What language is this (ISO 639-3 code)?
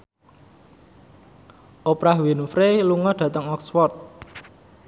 jav